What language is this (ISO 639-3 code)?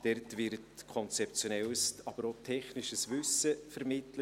gsw